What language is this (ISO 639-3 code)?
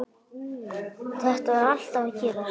isl